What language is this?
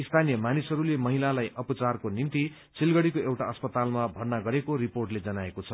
Nepali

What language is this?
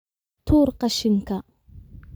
Somali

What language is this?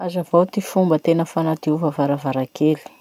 Masikoro Malagasy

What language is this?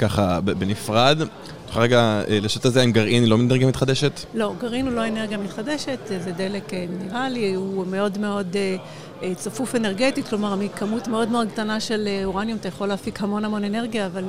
Hebrew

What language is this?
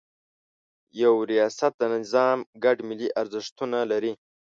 Pashto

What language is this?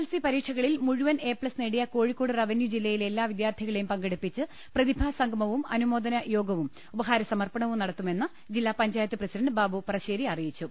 Malayalam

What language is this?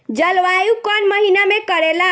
Bhojpuri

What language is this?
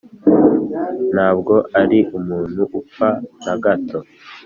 Kinyarwanda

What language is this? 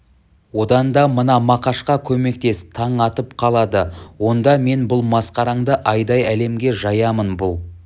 Kazakh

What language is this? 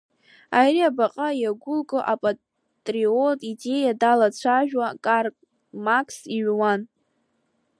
Abkhazian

